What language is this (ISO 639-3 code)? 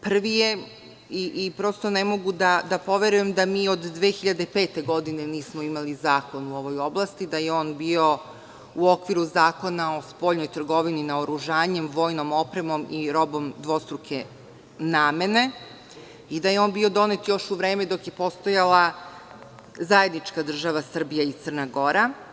srp